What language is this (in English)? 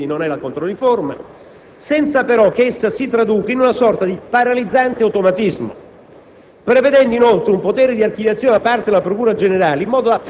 Italian